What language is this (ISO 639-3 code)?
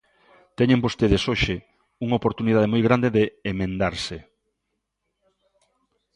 glg